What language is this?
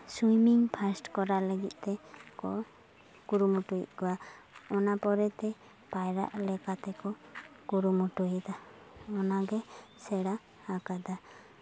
Santali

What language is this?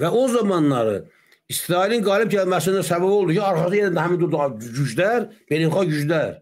Turkish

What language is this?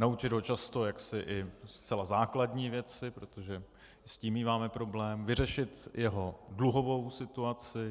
Czech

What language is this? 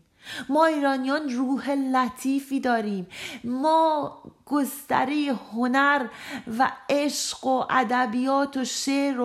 Persian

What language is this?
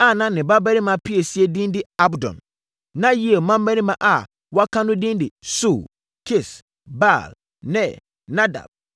Akan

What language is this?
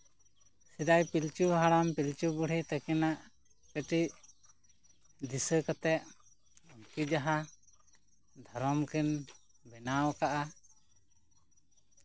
Santali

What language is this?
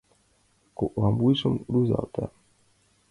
Mari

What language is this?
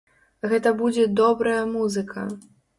Belarusian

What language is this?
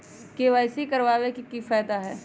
Magahi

